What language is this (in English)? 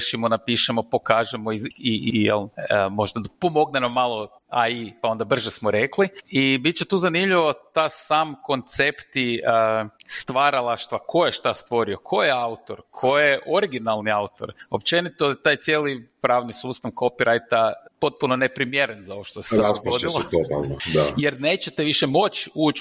Croatian